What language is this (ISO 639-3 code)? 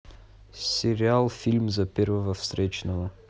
rus